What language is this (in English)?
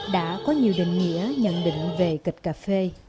Vietnamese